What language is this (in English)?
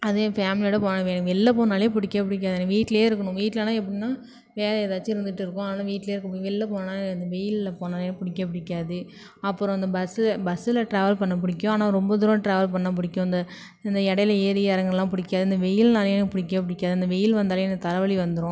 Tamil